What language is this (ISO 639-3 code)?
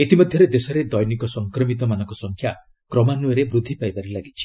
ori